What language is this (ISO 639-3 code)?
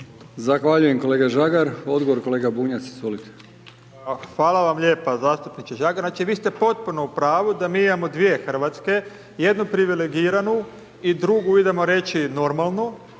hrv